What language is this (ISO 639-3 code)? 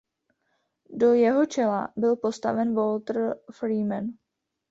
ces